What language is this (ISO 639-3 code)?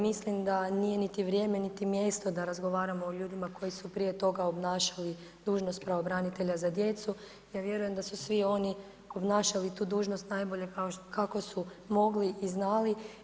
hrv